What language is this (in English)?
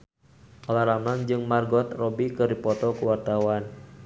Sundanese